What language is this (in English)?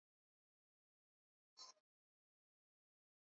Swahili